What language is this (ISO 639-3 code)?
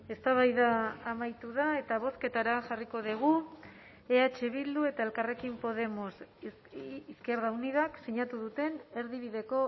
eus